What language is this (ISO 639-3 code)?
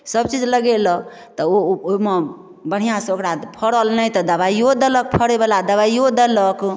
mai